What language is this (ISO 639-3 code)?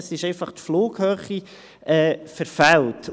gsw